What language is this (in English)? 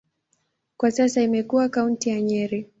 Swahili